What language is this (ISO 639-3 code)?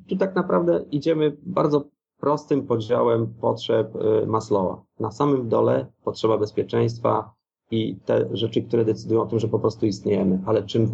pol